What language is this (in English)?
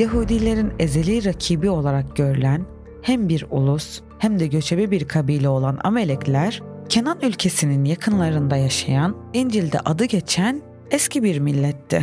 Turkish